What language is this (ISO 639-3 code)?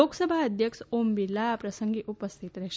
guj